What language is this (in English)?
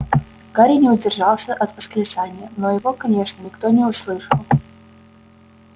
Russian